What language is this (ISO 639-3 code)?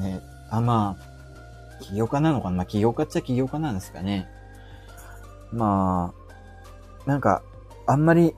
jpn